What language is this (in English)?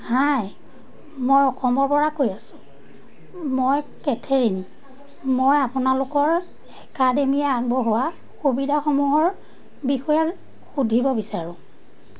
Assamese